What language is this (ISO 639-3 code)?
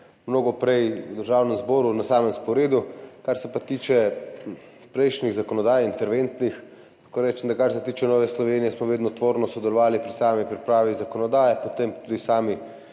slv